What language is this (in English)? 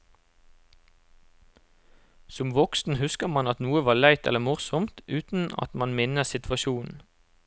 Norwegian